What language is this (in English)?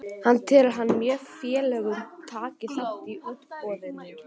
Icelandic